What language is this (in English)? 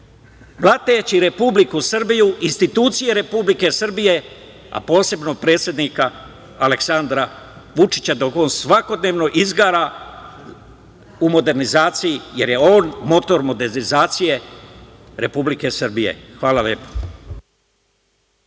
Serbian